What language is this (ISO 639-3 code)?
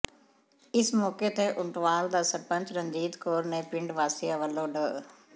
pan